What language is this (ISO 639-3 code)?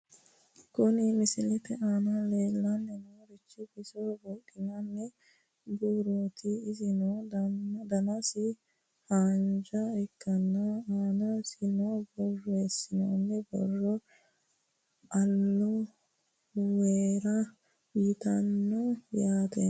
sid